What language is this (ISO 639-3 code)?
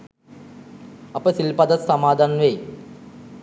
sin